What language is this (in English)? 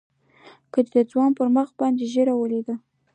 Pashto